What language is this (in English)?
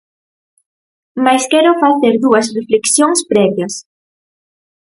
Galician